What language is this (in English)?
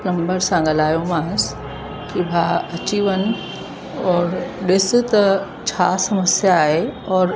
Sindhi